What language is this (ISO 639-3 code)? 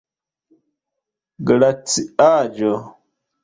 epo